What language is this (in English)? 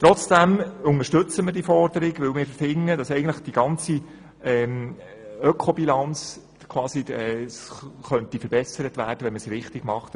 Swiss German